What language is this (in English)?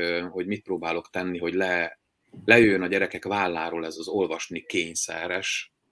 Hungarian